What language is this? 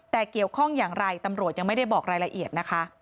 Thai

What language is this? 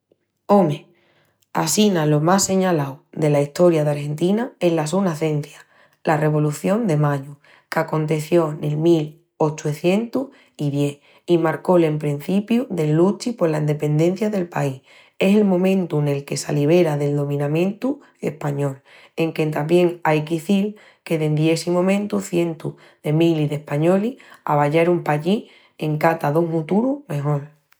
Extremaduran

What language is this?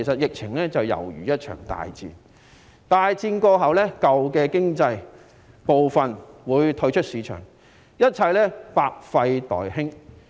Cantonese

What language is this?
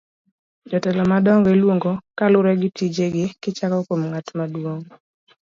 Luo (Kenya and Tanzania)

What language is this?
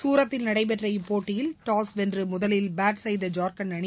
Tamil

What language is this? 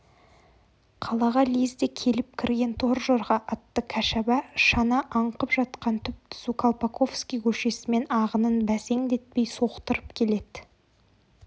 Kazakh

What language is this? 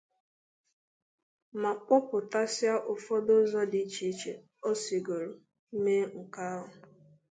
Igbo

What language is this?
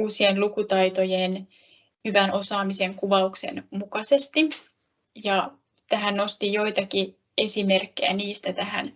Finnish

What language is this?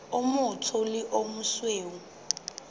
Southern Sotho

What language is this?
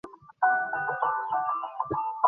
Bangla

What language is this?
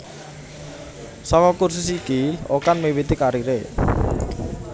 Javanese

